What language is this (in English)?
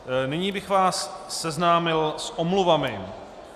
Czech